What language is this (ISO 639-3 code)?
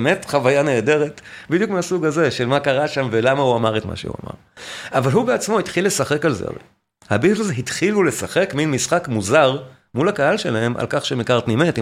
heb